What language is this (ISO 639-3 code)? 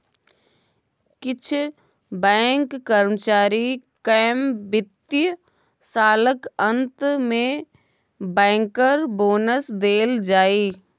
mai